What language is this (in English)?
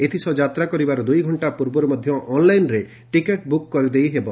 Odia